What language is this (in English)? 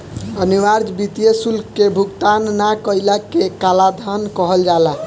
Bhojpuri